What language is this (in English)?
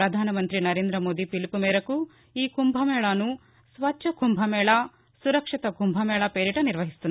Telugu